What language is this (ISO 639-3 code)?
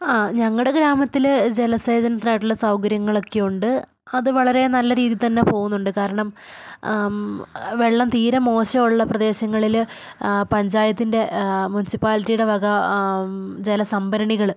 mal